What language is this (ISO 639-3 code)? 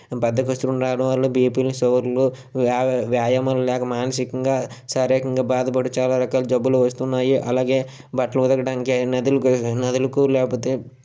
tel